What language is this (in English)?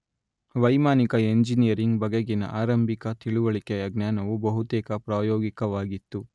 Kannada